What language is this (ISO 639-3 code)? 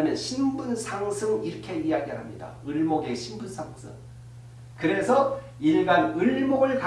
kor